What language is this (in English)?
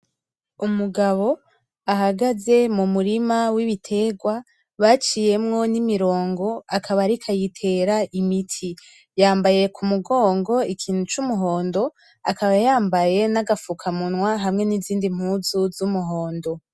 Rundi